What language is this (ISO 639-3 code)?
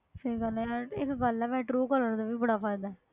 pan